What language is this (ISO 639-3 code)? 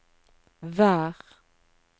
nor